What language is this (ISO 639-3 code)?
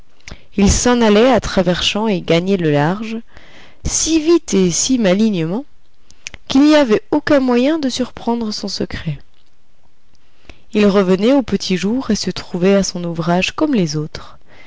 fra